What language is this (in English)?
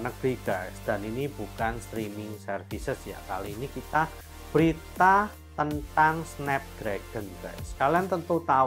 Indonesian